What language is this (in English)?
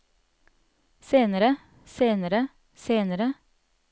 Norwegian